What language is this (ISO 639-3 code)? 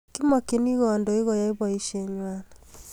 kln